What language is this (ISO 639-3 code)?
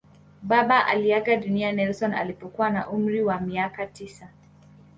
swa